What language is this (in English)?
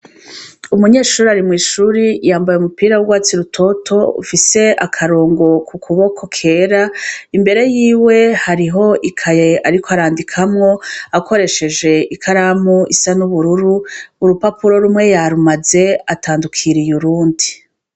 Rundi